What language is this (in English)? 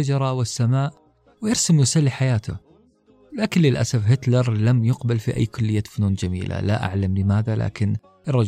Arabic